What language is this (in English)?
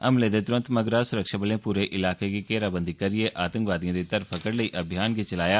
Dogri